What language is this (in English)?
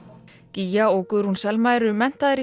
Icelandic